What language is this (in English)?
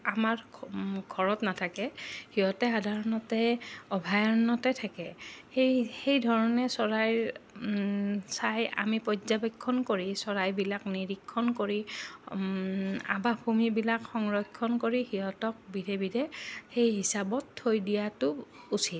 Assamese